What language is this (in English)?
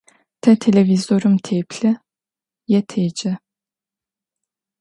Adyghe